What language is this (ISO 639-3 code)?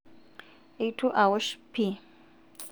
mas